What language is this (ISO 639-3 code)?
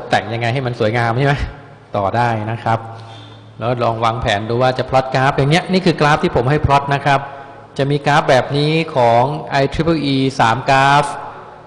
tha